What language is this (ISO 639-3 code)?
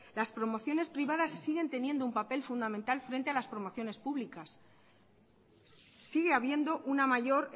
spa